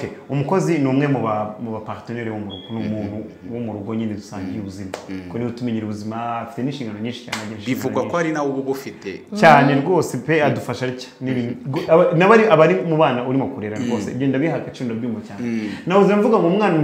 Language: Romanian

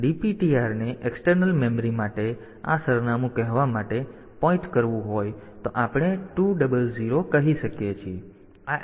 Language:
Gujarati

